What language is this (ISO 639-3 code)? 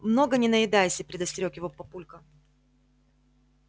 rus